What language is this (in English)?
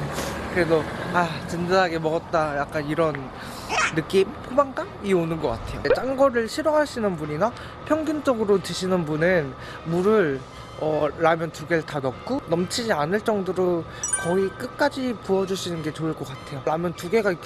Korean